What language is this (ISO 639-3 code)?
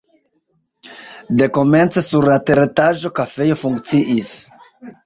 epo